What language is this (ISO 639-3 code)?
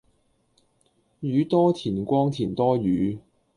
yue